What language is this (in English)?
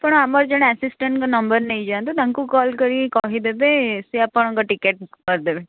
Odia